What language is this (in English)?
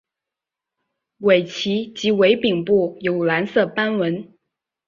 Chinese